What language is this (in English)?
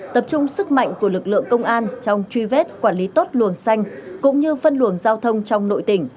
Vietnamese